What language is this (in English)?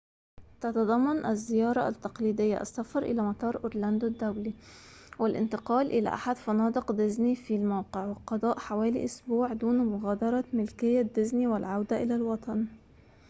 Arabic